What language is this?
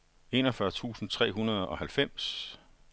Danish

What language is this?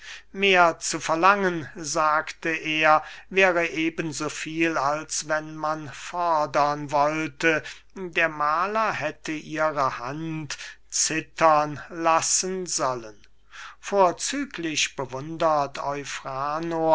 German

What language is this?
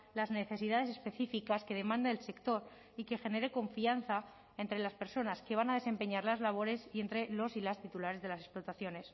Spanish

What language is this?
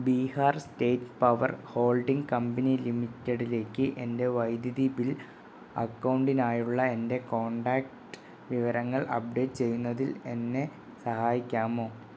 Malayalam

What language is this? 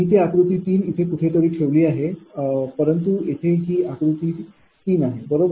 Marathi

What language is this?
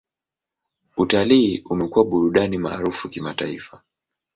Swahili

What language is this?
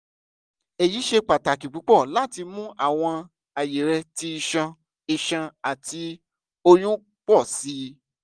Yoruba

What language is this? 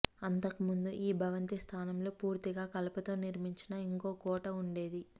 Telugu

